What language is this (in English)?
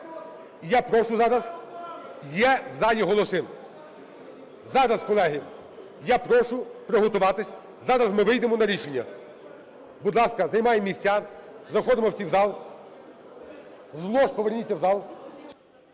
Ukrainian